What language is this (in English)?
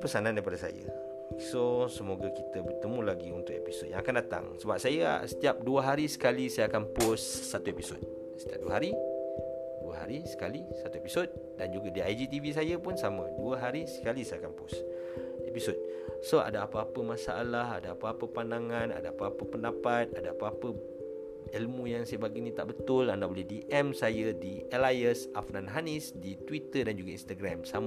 Malay